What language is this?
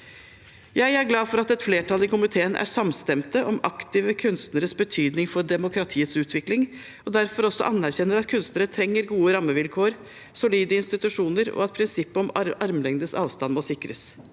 Norwegian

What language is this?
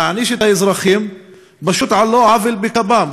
Hebrew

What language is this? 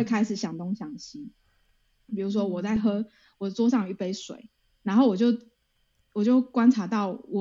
Chinese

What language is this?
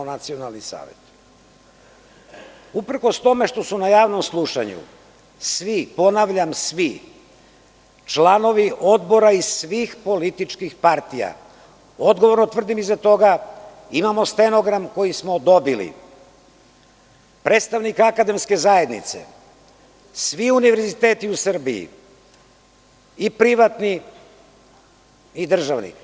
Serbian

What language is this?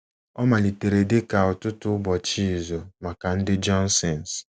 Igbo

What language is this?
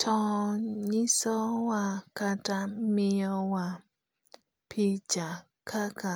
Luo (Kenya and Tanzania)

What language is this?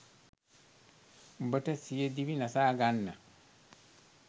Sinhala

